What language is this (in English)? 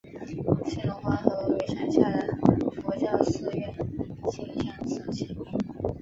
Chinese